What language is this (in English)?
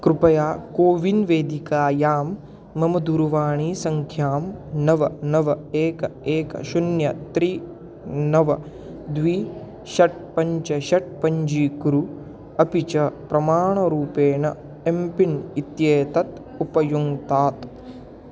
Sanskrit